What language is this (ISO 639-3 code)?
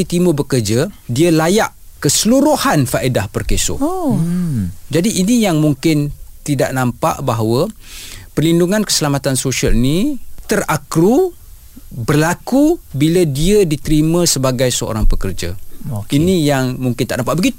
msa